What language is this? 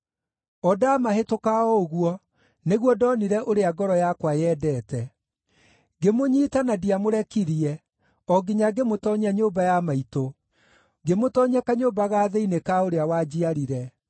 Kikuyu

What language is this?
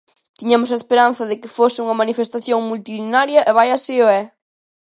Galician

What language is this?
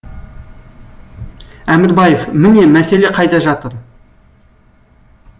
Kazakh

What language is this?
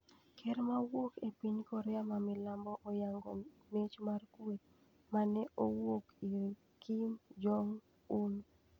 Luo (Kenya and Tanzania)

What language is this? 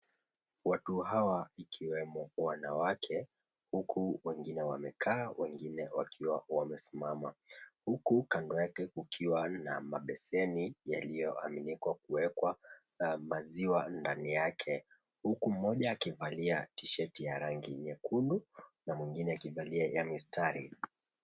Swahili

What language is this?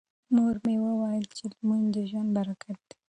Pashto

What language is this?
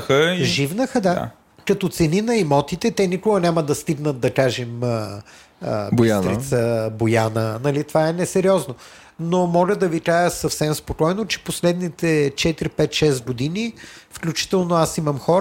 Bulgarian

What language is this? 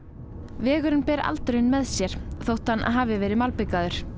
Icelandic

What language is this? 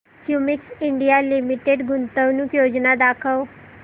Marathi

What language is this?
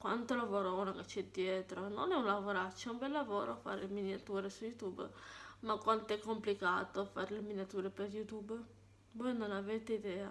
Italian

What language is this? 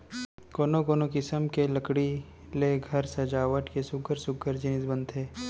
Chhattisgarhi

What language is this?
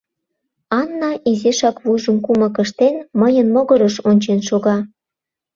Mari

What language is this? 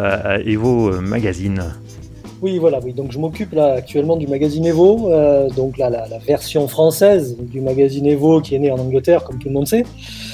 French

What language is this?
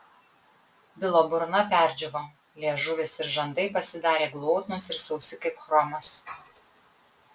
Lithuanian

